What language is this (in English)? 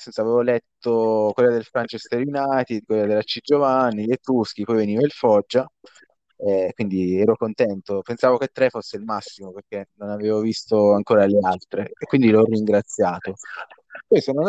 Italian